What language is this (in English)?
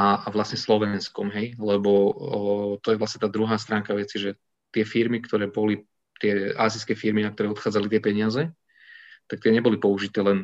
Slovak